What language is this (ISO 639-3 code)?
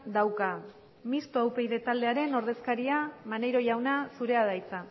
eus